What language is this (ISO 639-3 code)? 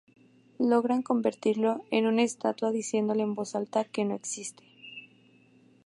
spa